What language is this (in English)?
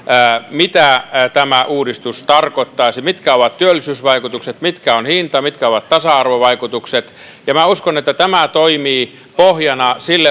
Finnish